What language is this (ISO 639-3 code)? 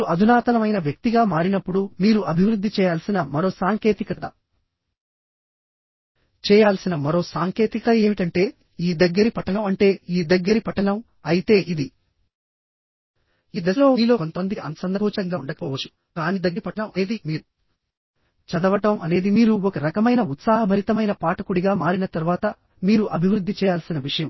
tel